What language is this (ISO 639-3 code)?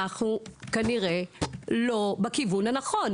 heb